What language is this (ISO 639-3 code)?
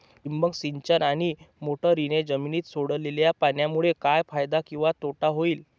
mar